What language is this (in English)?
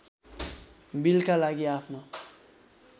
Nepali